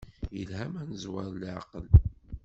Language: Kabyle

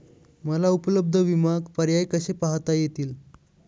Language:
Marathi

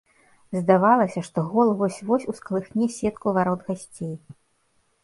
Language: Belarusian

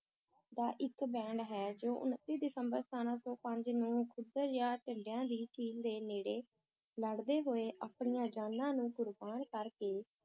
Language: Punjabi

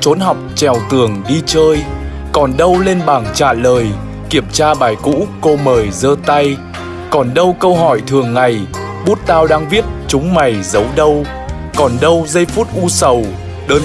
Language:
Vietnamese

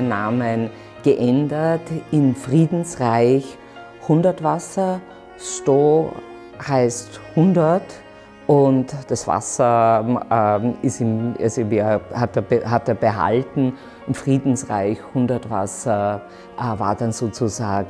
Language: German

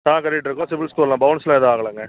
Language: Tamil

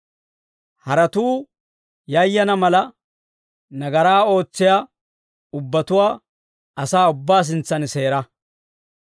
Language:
Dawro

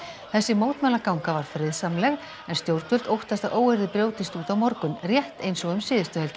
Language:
Icelandic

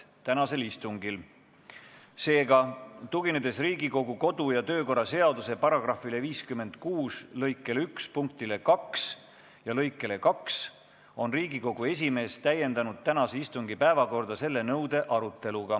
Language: Estonian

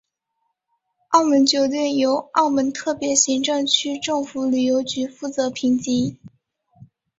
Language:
Chinese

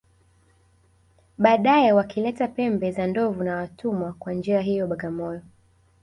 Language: Swahili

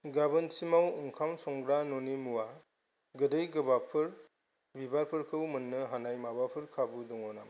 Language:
Bodo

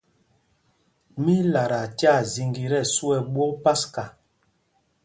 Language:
Mpumpong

